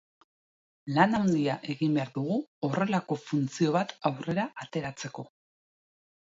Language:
Basque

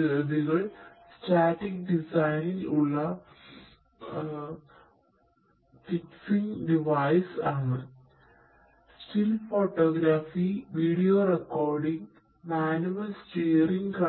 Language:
Malayalam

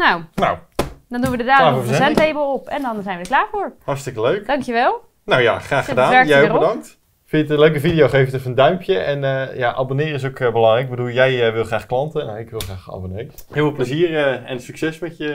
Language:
Dutch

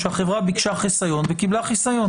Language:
Hebrew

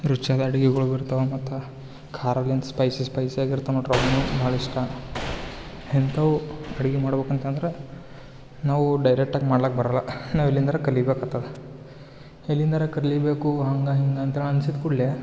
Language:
Kannada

